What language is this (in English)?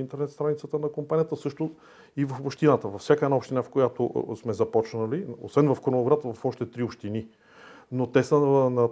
Bulgarian